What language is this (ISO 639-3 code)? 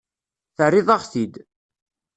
kab